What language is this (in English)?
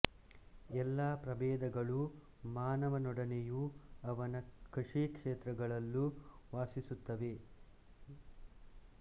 Kannada